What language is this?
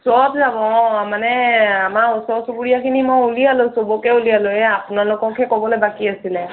Assamese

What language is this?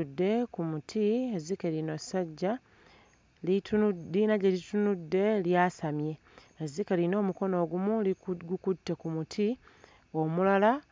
Ganda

